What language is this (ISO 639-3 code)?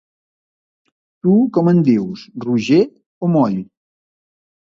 cat